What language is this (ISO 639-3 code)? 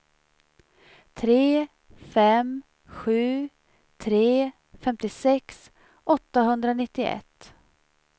swe